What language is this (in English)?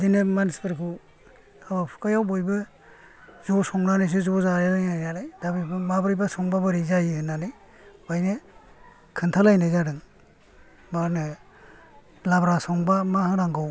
Bodo